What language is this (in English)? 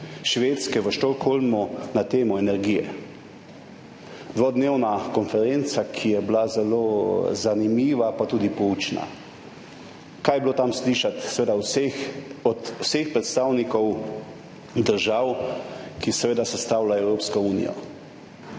Slovenian